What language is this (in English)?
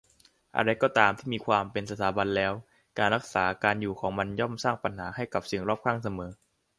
Thai